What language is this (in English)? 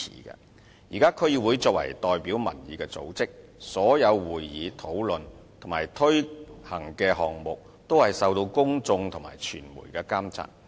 Cantonese